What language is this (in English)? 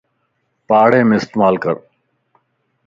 Lasi